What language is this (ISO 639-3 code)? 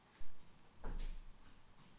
kaz